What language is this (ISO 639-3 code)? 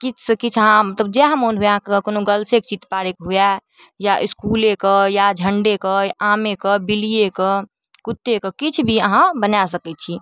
mai